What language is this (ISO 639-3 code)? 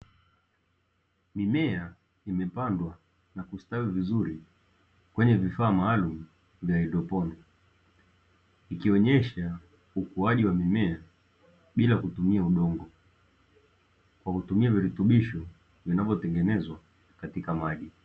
swa